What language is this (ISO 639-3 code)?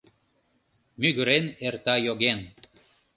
chm